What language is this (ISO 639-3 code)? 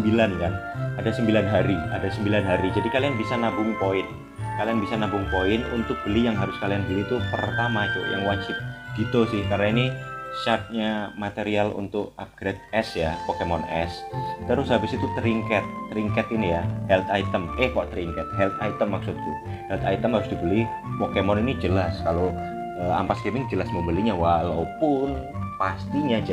ind